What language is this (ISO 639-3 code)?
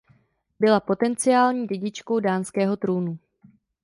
ces